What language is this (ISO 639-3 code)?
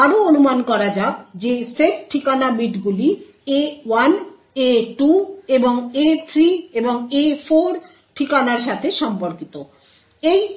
ben